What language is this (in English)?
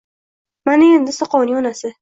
Uzbek